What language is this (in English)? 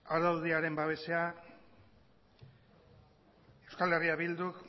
Basque